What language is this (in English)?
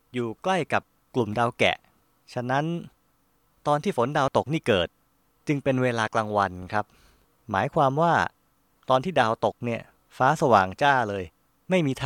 Thai